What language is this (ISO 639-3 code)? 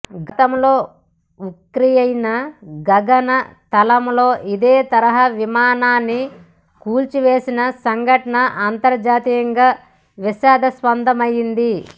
tel